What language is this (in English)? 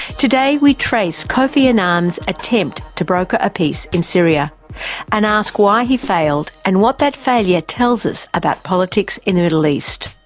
English